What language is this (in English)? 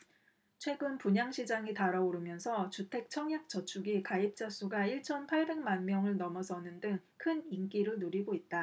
Korean